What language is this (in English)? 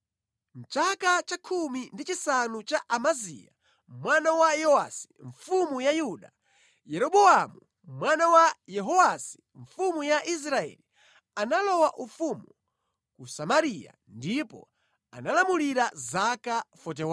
Nyanja